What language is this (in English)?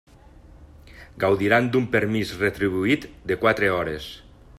Catalan